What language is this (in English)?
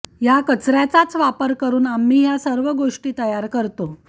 Marathi